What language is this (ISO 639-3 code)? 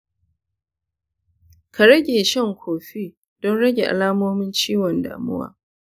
hau